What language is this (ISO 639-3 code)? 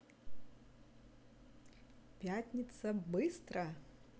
rus